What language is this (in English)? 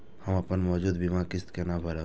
Maithili